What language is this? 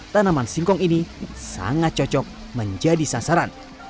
Indonesian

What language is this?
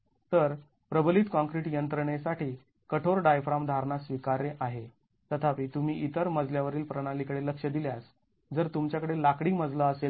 Marathi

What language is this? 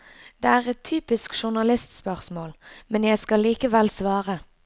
Norwegian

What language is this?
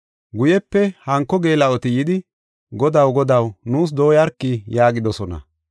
Gofa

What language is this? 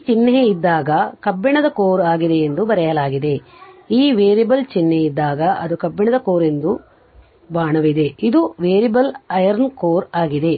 Kannada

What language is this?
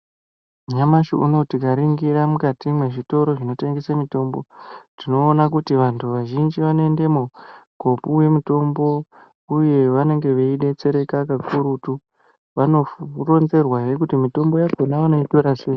Ndau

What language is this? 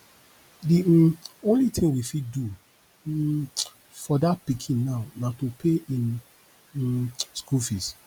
Nigerian Pidgin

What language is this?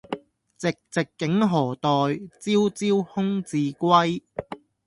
Cantonese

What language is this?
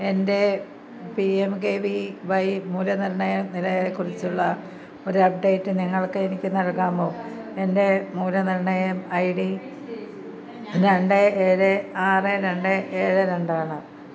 Malayalam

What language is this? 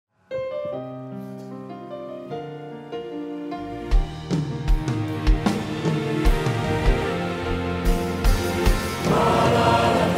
Korean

